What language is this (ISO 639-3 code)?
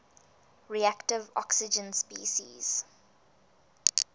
eng